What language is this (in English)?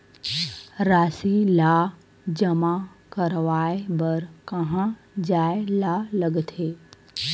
Chhattisgarhi